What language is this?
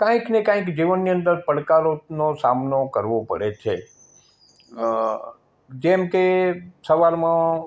Gujarati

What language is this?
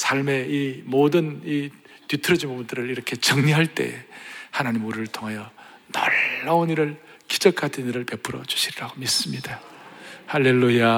Korean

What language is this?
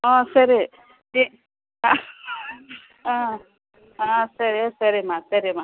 Kannada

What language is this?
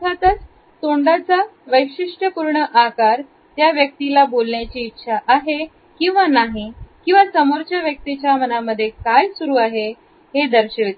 Marathi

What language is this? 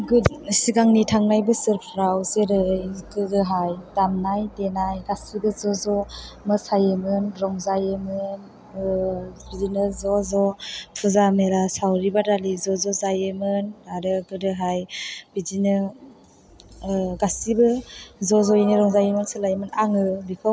Bodo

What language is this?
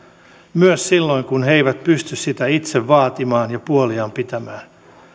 Finnish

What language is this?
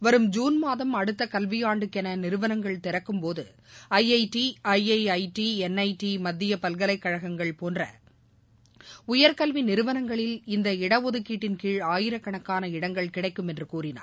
Tamil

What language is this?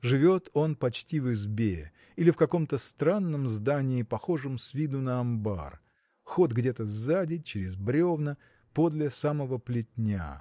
Russian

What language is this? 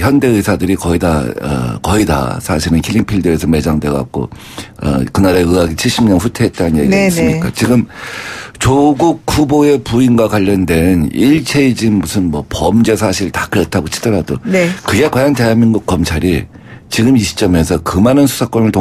Korean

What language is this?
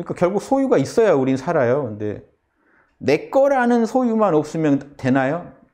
Korean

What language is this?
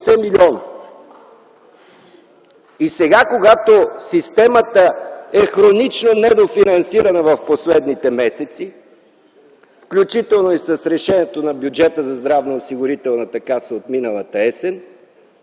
Bulgarian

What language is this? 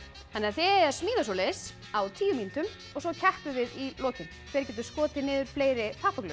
Icelandic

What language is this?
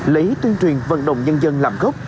Vietnamese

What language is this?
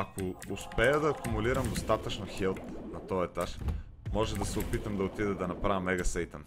Bulgarian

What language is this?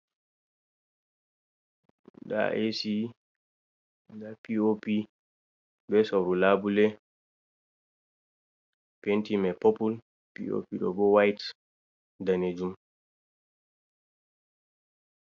Fula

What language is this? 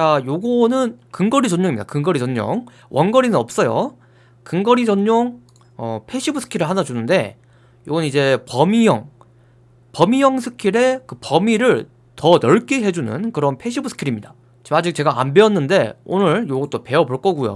Korean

